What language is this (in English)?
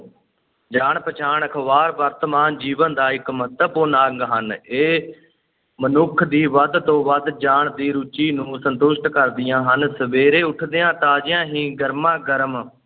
Punjabi